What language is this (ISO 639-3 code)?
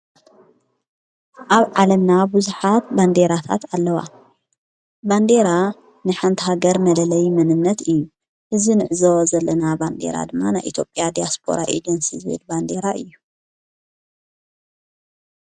tir